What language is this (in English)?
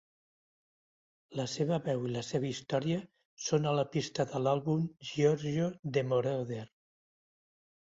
Catalan